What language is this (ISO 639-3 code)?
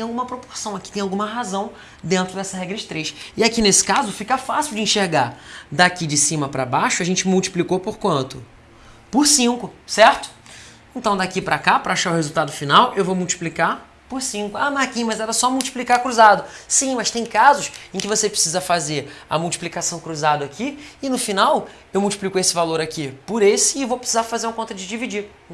por